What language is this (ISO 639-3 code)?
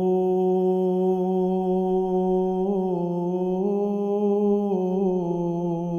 ron